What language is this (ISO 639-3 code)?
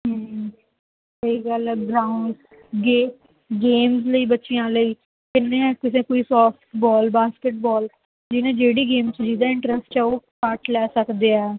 pan